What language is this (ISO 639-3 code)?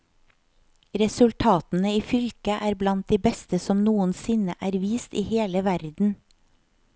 nor